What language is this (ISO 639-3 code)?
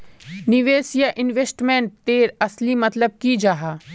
mag